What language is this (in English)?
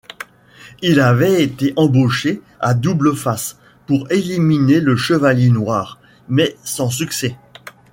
French